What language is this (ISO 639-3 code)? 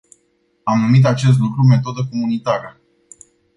ron